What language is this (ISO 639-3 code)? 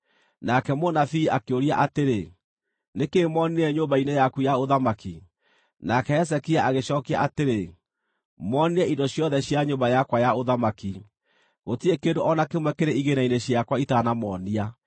kik